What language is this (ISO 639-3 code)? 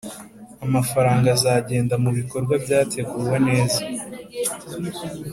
kin